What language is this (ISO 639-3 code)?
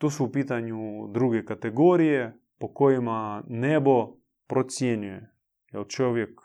hrv